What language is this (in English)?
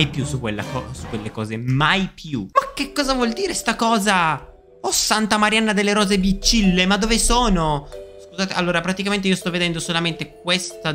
Italian